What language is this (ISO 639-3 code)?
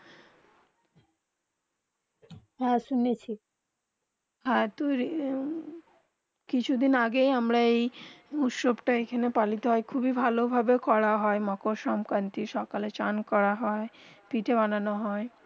ben